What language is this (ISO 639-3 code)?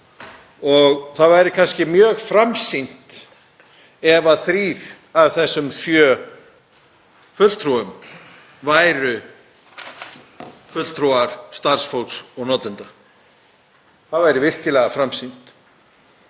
isl